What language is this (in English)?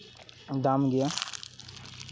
Santali